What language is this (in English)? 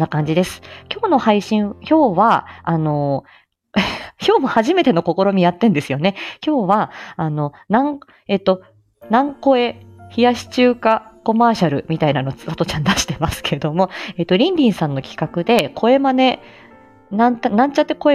Japanese